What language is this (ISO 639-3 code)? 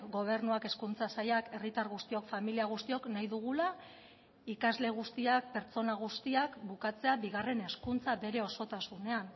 eus